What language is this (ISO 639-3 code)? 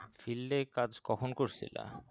ben